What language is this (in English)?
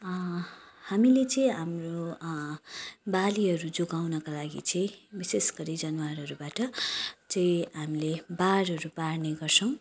Nepali